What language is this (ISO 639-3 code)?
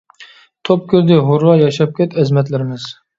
uig